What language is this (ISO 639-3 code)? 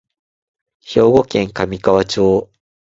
jpn